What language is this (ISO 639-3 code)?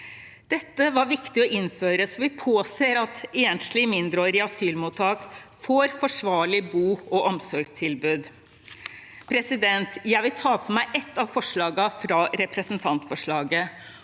nor